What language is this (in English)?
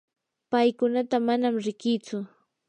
Yanahuanca Pasco Quechua